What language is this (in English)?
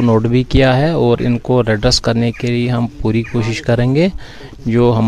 Urdu